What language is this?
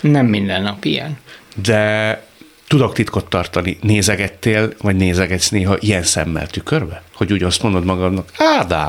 Hungarian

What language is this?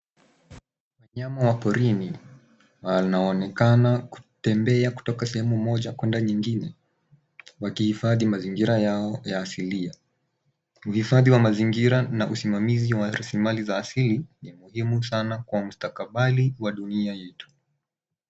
Swahili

